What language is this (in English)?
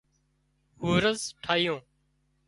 Wadiyara Koli